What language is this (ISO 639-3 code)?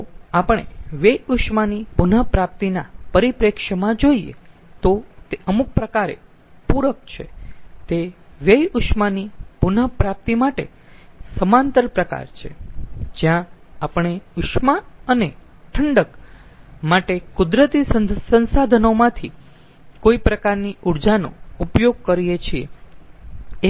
guj